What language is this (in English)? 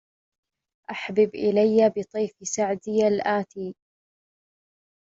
Arabic